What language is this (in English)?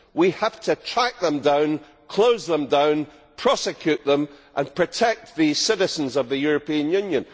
English